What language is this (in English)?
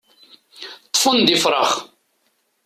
Kabyle